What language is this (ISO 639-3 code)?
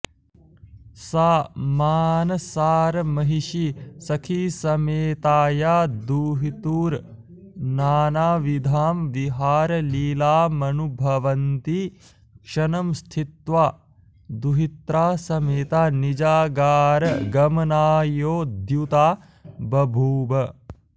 san